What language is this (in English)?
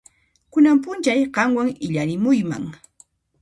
Puno Quechua